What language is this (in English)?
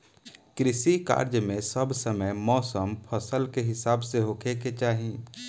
Bhojpuri